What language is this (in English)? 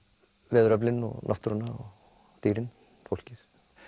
Icelandic